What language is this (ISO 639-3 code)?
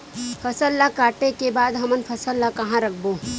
hne